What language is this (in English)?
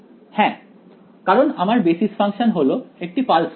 Bangla